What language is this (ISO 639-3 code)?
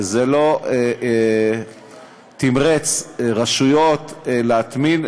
heb